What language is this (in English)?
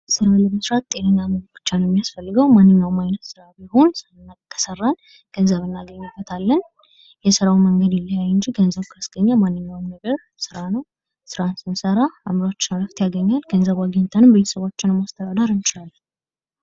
Amharic